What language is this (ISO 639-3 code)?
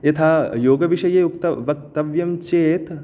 san